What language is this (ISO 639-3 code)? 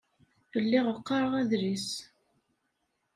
kab